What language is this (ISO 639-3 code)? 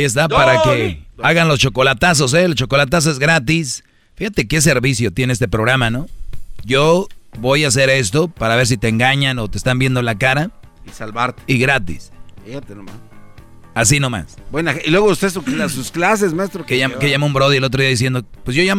spa